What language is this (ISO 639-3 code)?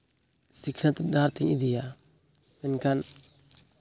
sat